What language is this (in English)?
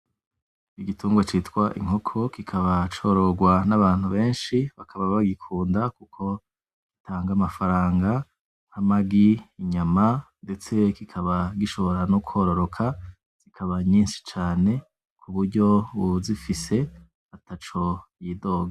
Rundi